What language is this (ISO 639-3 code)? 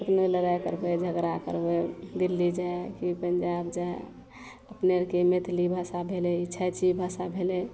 mai